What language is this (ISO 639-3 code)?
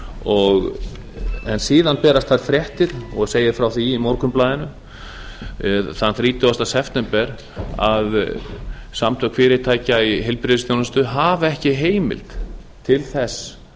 isl